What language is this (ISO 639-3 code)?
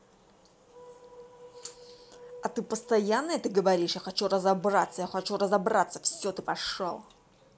rus